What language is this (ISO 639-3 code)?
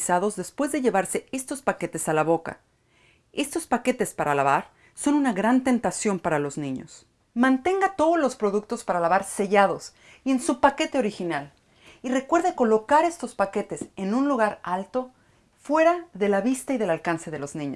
spa